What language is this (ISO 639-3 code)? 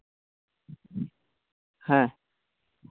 sat